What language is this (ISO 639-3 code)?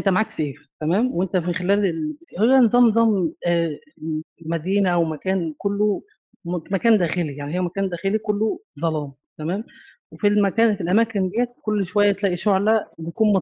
ara